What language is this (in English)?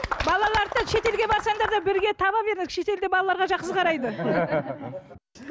Kazakh